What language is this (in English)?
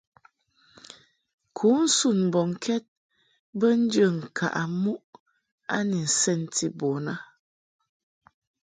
Mungaka